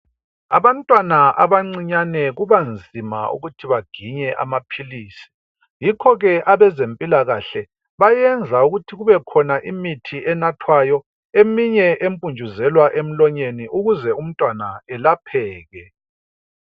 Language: North Ndebele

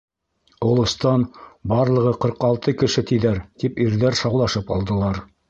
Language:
Bashkir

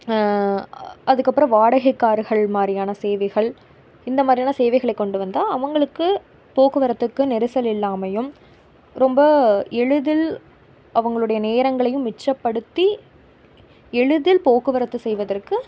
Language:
Tamil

